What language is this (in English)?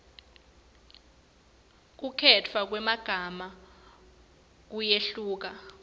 Swati